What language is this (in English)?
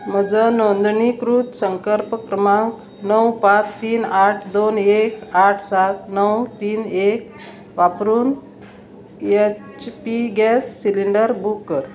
Konkani